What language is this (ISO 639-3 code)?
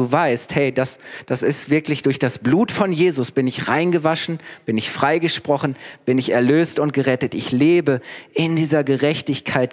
deu